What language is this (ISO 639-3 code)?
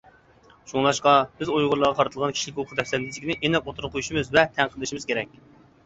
uig